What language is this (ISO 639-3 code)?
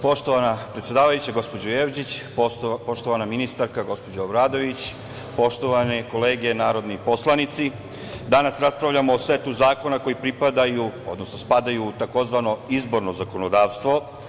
srp